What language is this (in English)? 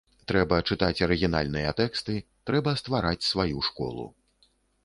Belarusian